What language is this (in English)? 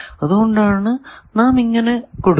Malayalam